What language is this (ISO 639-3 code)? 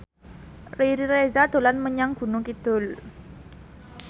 jav